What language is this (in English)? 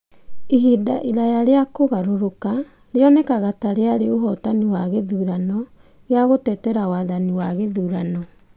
Kikuyu